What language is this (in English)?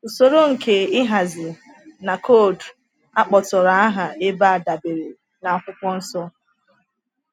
Igbo